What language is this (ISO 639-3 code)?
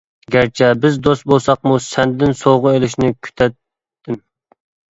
uig